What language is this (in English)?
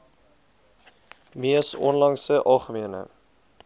Afrikaans